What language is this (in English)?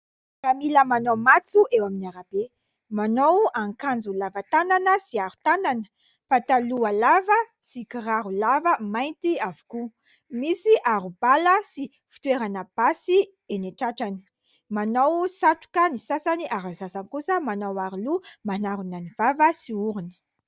Malagasy